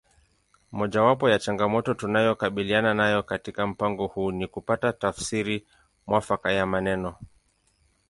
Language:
Swahili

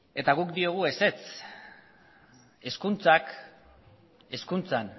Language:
Basque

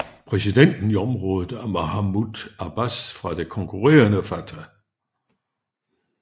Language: Danish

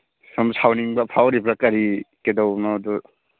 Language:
Manipuri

